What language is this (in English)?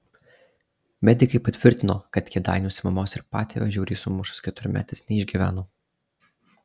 Lithuanian